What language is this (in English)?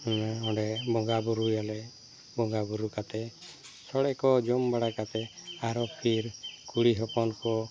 Santali